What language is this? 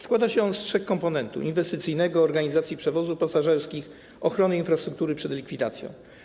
Polish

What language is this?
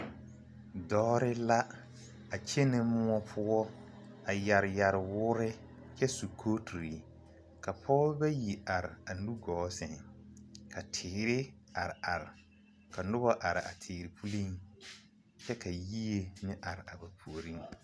Southern Dagaare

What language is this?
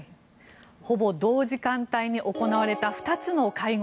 Japanese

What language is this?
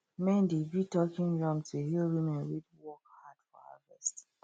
Nigerian Pidgin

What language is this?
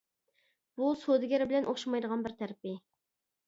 Uyghur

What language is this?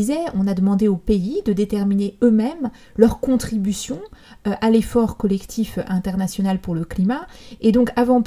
French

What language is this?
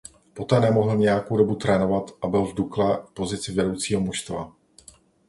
Czech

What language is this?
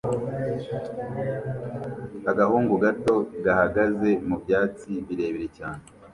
Kinyarwanda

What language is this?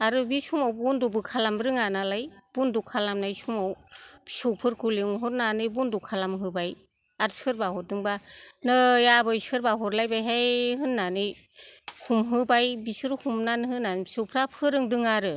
Bodo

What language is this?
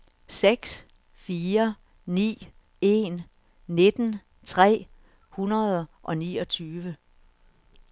Danish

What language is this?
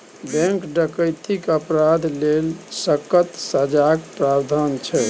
Maithili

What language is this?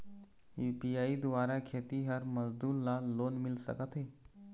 Chhattisgarhi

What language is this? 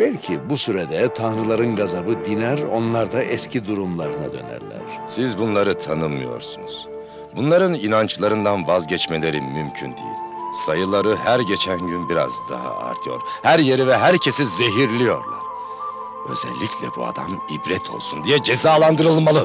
Turkish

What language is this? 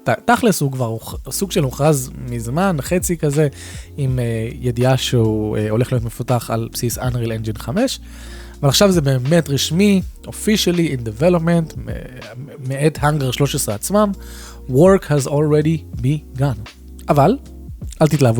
Hebrew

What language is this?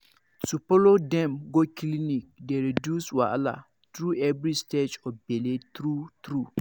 Nigerian Pidgin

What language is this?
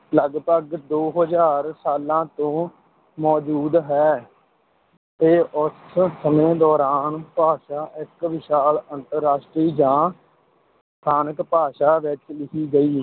Punjabi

